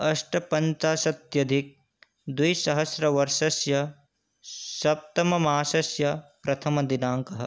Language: Sanskrit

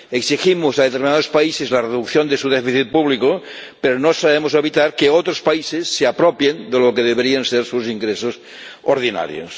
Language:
Spanish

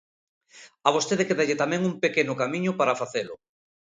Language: Galician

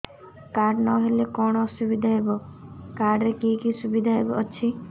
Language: Odia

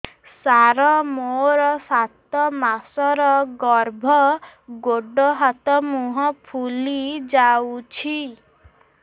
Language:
Odia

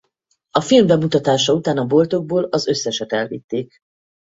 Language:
Hungarian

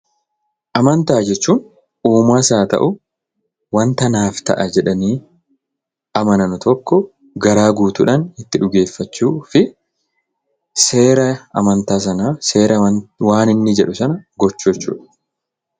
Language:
Oromo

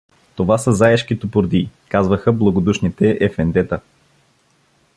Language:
Bulgarian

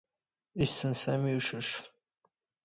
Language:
Standard Moroccan Tamazight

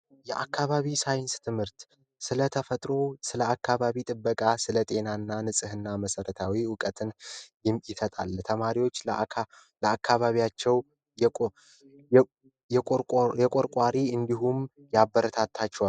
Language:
Amharic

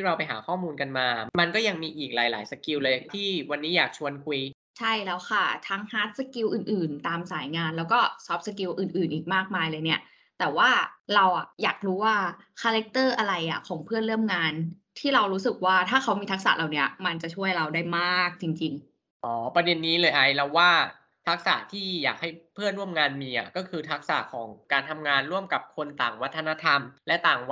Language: Thai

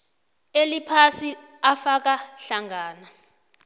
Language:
South Ndebele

